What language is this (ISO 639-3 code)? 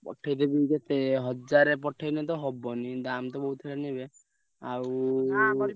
ori